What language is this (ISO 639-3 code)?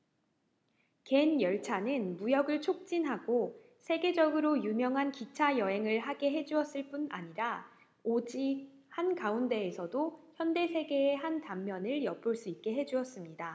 kor